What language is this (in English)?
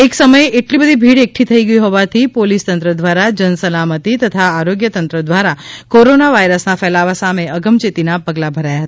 Gujarati